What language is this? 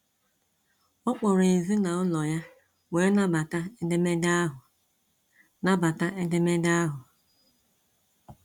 Igbo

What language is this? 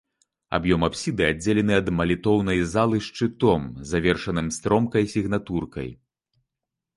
Belarusian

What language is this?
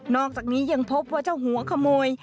Thai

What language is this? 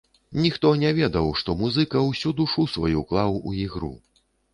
Belarusian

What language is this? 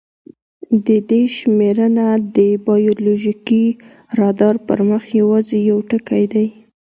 Pashto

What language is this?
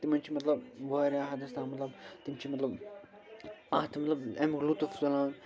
Kashmiri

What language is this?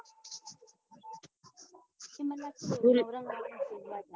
Gujarati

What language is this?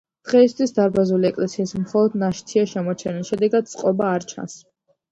Georgian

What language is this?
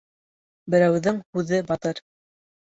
Bashkir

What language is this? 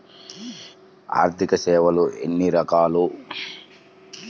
Telugu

